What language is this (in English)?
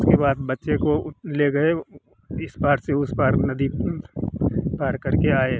Hindi